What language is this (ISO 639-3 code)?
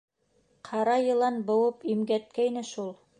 bak